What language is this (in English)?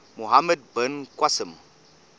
English